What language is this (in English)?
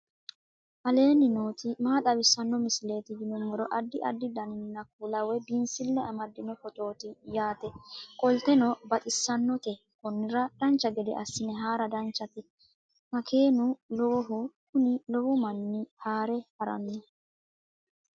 Sidamo